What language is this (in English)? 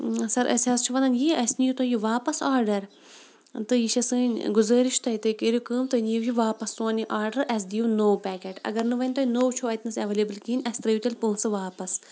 Kashmiri